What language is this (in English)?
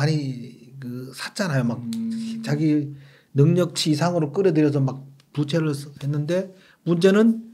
Korean